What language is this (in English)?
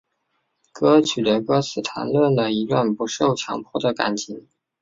Chinese